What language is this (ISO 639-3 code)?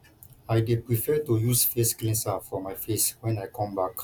pcm